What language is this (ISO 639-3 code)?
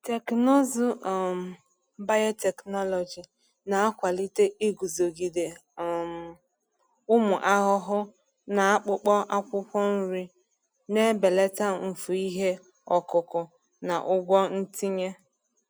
ibo